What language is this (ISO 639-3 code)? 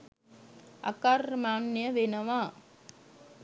sin